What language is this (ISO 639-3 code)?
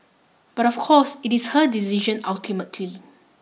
eng